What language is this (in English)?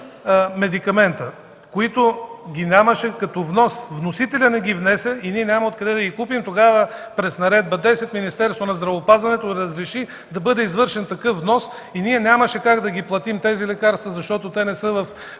Bulgarian